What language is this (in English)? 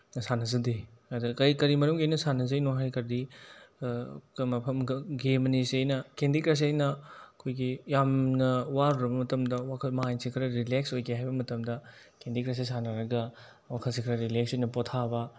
Manipuri